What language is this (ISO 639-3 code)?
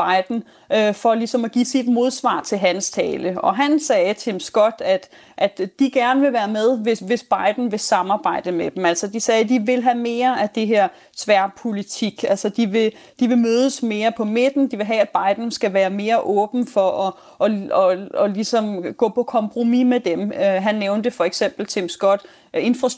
dan